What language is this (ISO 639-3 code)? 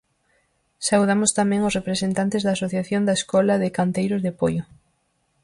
glg